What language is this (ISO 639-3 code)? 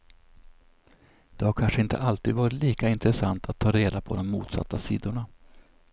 swe